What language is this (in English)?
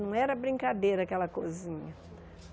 Portuguese